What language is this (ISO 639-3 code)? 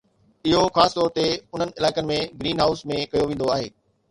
snd